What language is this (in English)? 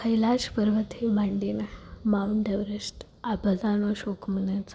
Gujarati